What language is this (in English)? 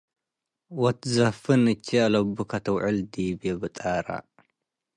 Tigre